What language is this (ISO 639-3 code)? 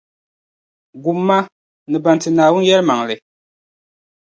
dag